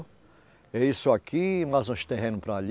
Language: Portuguese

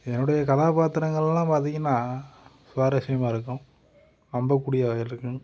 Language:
Tamil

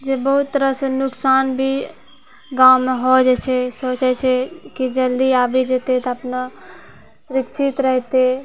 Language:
Maithili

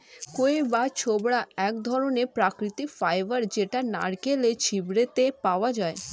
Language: Bangla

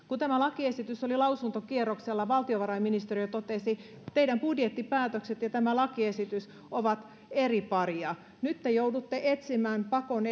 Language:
Finnish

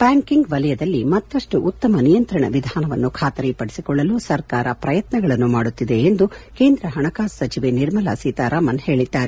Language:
Kannada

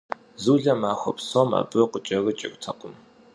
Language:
Kabardian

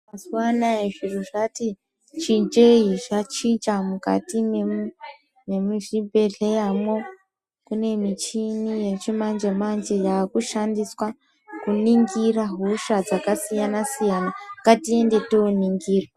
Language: Ndau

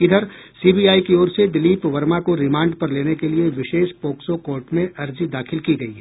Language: Hindi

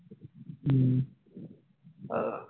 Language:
Assamese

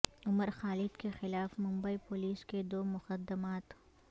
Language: Urdu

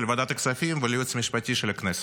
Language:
Hebrew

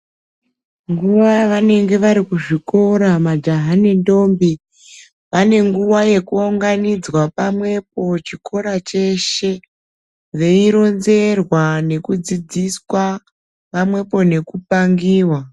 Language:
Ndau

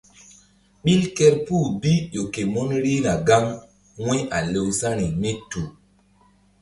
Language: Mbum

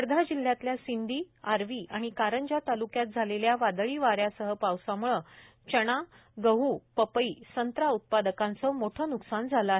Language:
Marathi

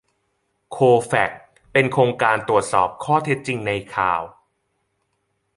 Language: Thai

